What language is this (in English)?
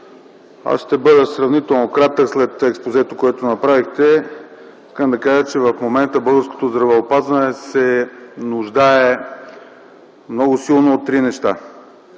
Bulgarian